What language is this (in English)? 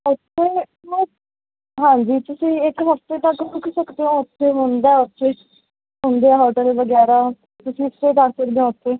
Punjabi